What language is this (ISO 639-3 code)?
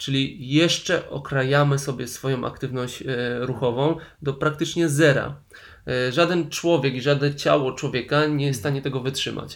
pol